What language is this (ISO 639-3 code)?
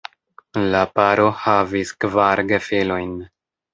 epo